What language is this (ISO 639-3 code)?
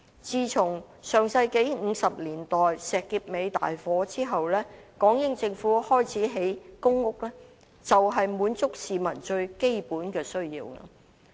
yue